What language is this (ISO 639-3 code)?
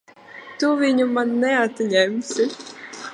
lav